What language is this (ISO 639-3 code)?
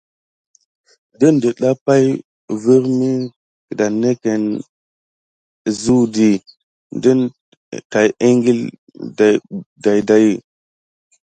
gid